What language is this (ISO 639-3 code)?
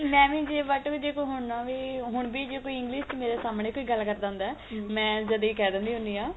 pan